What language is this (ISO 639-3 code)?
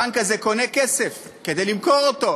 heb